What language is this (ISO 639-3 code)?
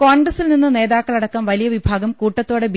mal